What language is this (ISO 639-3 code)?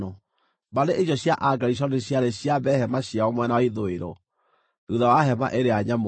kik